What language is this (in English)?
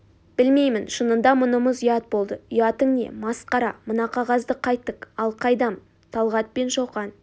Kazakh